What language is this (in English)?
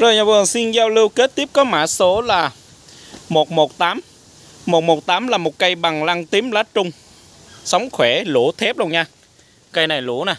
Vietnamese